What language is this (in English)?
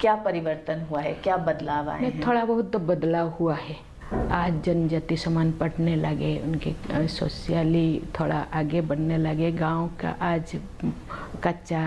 Hindi